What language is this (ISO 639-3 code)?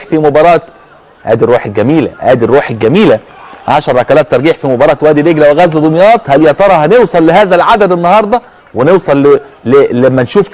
ara